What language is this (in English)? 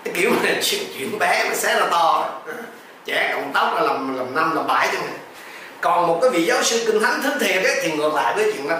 Vietnamese